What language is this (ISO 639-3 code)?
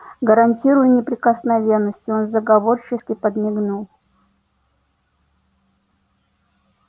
rus